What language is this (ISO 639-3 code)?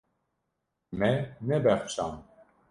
kur